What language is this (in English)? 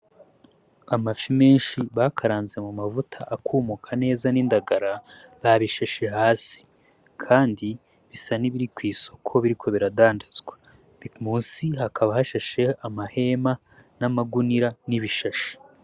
Rundi